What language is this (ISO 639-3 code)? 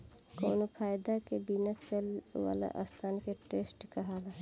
bho